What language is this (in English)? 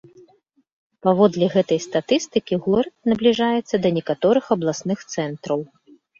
Belarusian